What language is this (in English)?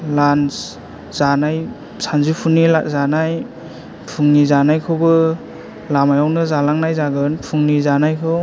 Bodo